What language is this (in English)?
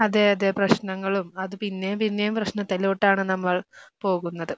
Malayalam